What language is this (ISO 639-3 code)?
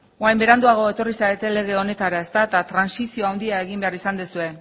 eus